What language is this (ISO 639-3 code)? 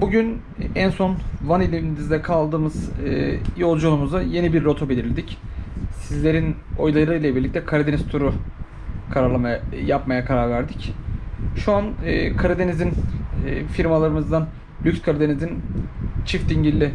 tur